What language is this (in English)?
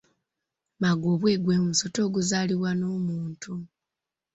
Ganda